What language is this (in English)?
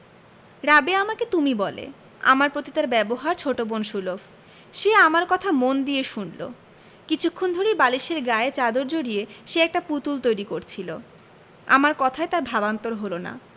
Bangla